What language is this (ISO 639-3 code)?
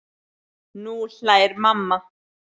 isl